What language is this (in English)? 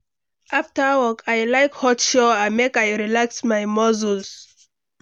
Nigerian Pidgin